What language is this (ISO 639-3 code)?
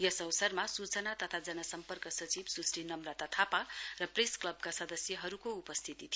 nep